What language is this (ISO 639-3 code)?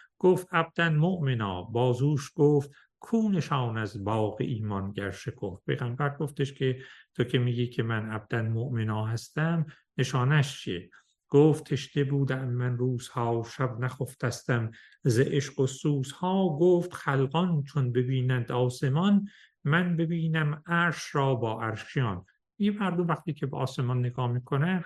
fas